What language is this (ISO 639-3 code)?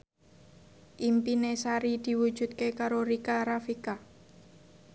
jav